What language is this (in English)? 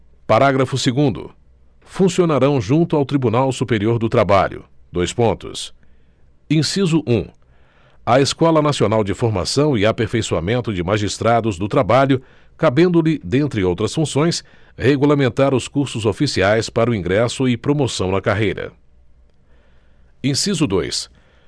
Portuguese